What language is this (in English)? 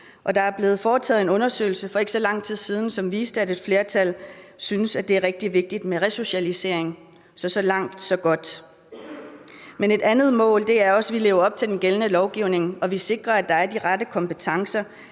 Danish